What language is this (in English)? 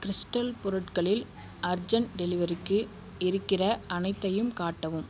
Tamil